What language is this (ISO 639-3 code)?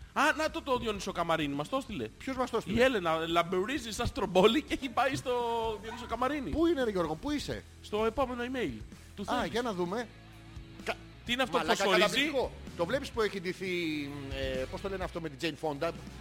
ell